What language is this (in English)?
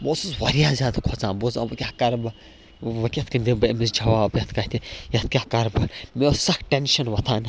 Kashmiri